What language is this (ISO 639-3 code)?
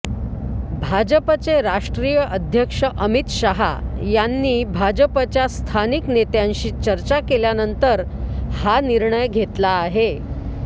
mar